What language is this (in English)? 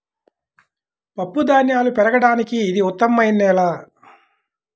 Telugu